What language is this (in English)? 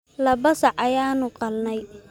Somali